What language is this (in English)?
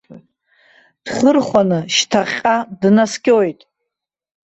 Abkhazian